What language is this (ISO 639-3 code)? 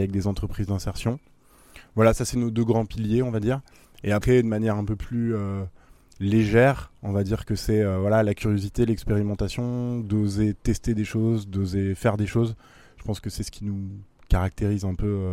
fra